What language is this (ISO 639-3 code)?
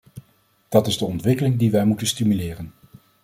nld